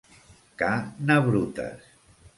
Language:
Catalan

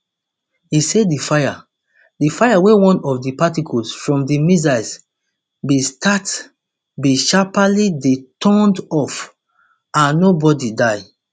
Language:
Nigerian Pidgin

